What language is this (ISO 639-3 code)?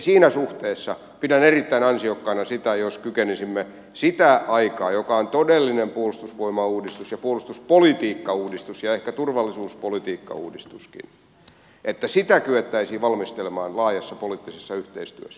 fin